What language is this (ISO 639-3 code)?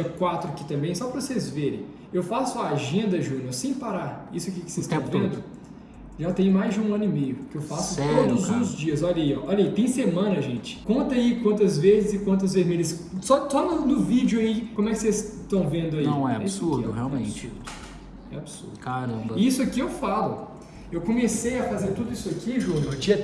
por